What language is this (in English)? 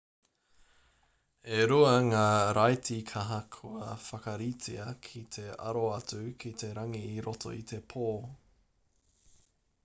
Māori